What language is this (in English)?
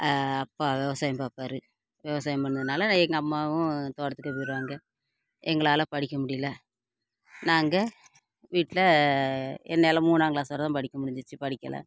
Tamil